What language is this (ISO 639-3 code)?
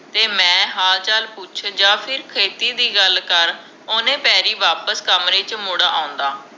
pan